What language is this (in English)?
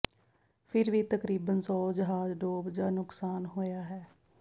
Punjabi